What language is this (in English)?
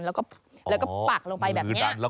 Thai